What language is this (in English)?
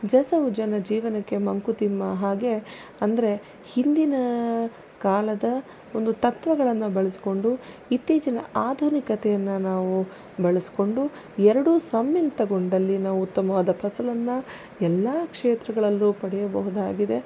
Kannada